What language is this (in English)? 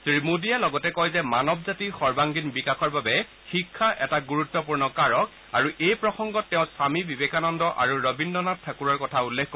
Assamese